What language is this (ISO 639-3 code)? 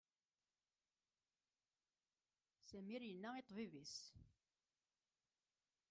kab